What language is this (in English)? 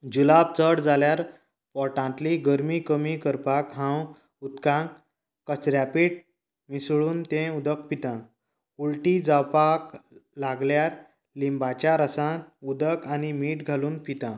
Konkani